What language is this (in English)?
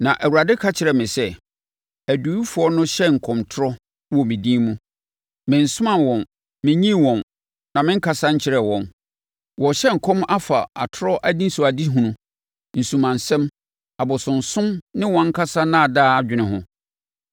Akan